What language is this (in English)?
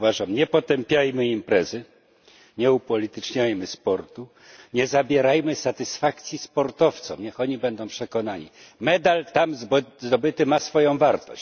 Polish